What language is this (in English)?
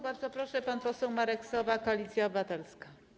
Polish